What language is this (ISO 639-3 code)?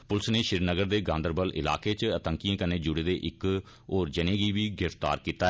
doi